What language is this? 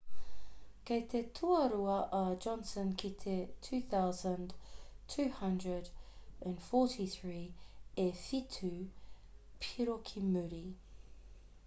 Māori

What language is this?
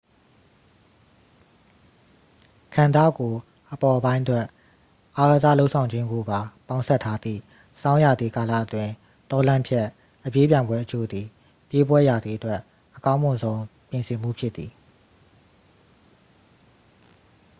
Burmese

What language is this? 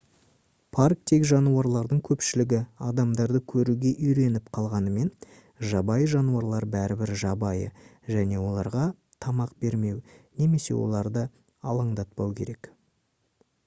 Kazakh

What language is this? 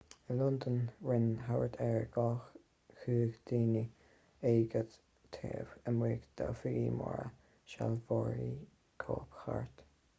Irish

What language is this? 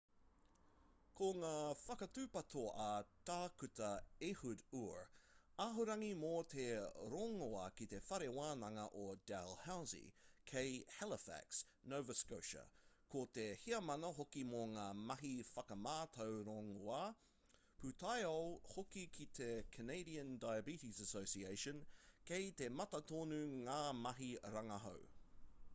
Māori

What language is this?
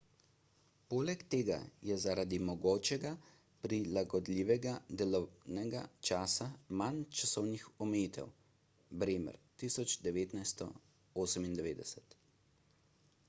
Slovenian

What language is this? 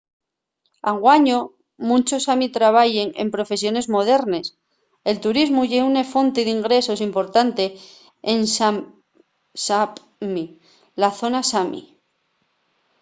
Asturian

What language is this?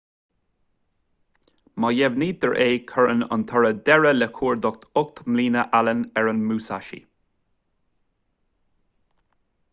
Irish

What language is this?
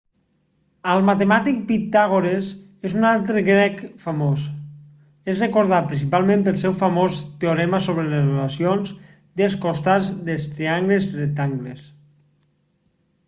Catalan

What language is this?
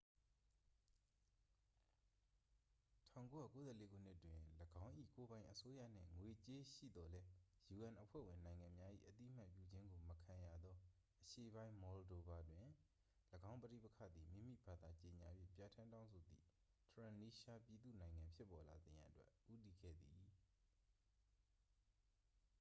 Burmese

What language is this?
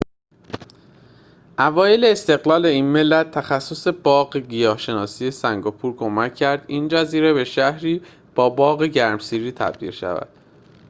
Persian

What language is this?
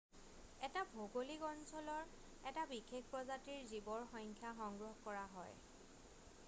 Assamese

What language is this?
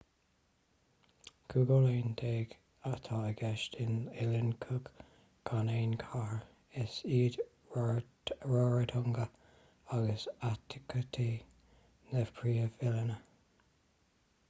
Irish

